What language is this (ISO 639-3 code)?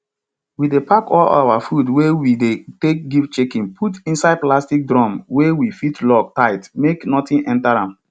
pcm